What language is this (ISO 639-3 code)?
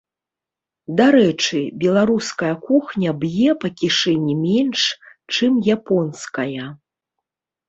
bel